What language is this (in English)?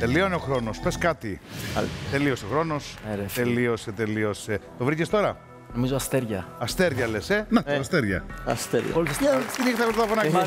Greek